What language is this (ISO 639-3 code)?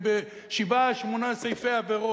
heb